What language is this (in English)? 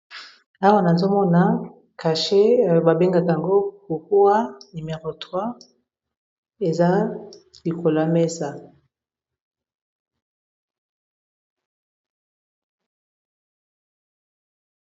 Lingala